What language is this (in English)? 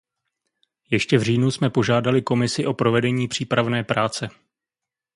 Czech